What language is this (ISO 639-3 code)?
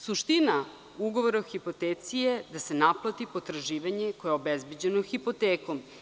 srp